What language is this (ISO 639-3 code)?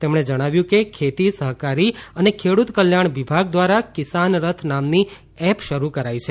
guj